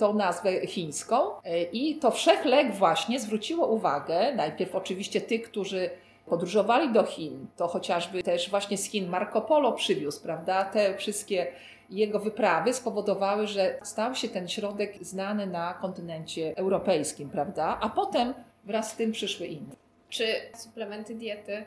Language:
Polish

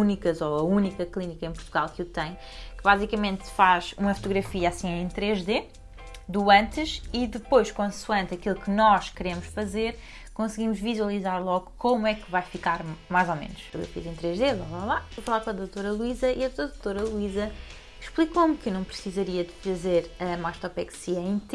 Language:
Portuguese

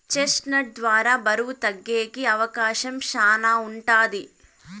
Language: Telugu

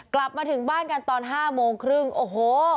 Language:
Thai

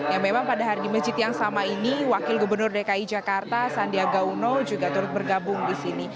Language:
Indonesian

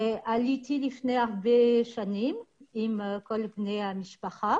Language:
Hebrew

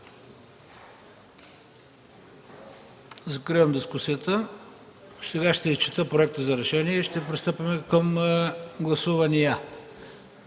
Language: Bulgarian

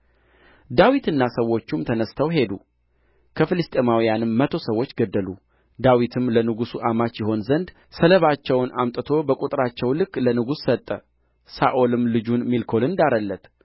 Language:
Amharic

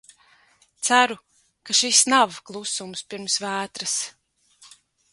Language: Latvian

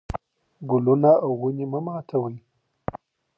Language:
Pashto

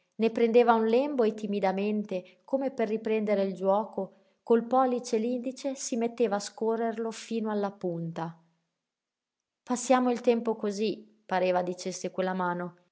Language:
Italian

